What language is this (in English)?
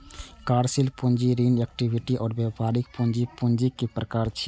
Maithili